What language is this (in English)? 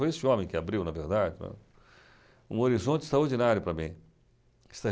Portuguese